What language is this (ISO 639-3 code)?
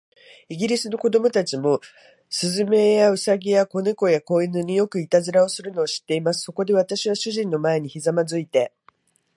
jpn